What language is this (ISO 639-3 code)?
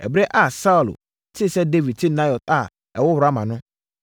aka